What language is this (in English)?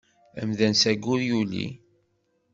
Kabyle